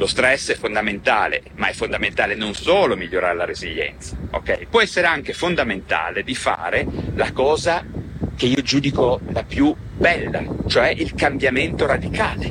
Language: Italian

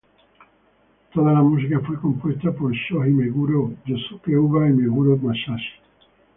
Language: Spanish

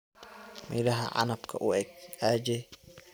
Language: Somali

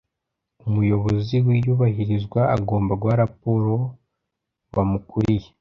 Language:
Kinyarwanda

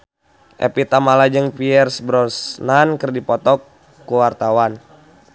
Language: Sundanese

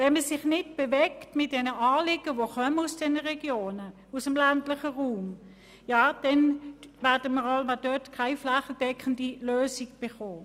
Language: Swiss German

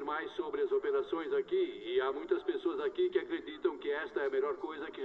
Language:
Portuguese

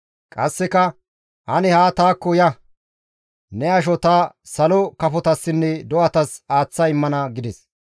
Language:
Gamo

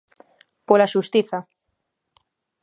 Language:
Galician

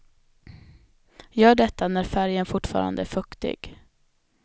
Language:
Swedish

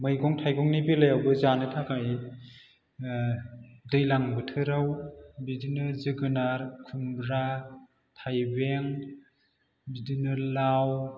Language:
Bodo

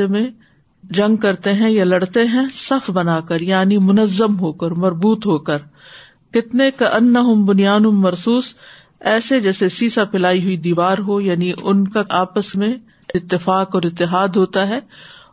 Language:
Urdu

